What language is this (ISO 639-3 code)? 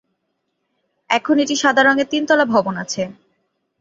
ben